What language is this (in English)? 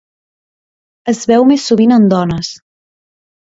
Catalan